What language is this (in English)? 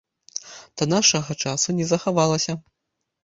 Belarusian